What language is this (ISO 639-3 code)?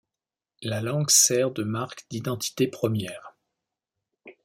fra